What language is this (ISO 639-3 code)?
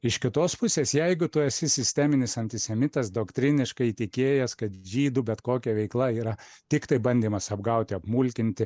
lit